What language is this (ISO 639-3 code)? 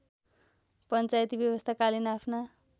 nep